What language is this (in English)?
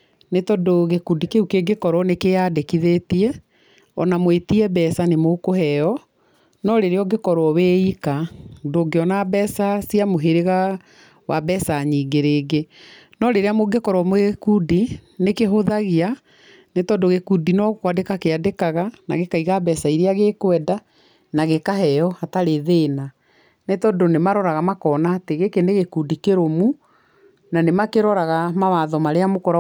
Kikuyu